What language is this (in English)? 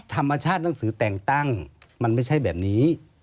Thai